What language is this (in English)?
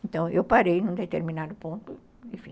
Portuguese